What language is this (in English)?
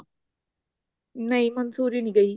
Punjabi